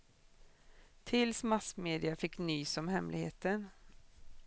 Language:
Swedish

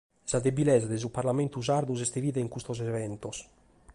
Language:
Sardinian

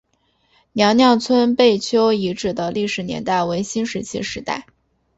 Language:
Chinese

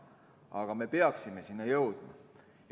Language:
Estonian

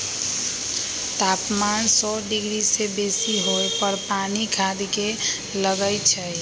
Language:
Magahi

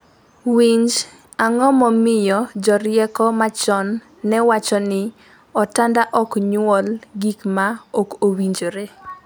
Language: Luo (Kenya and Tanzania)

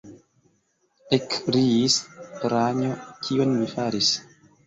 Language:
Esperanto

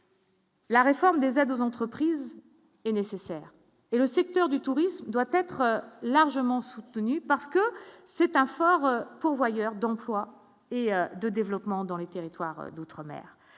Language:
French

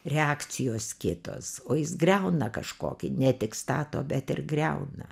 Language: Lithuanian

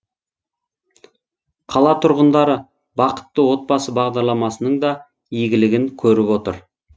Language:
Kazakh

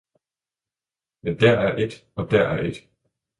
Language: Danish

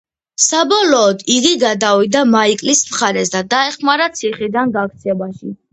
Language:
Georgian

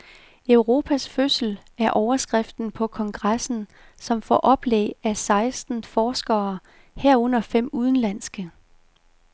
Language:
Danish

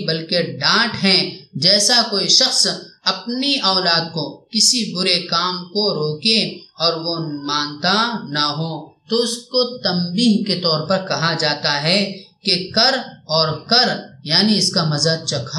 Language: Arabic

